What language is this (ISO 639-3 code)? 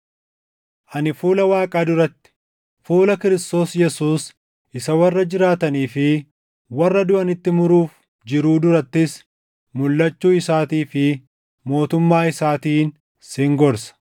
orm